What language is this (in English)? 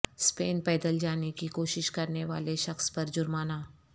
Urdu